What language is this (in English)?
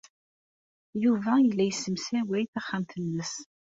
Kabyle